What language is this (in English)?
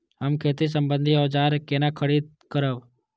Maithili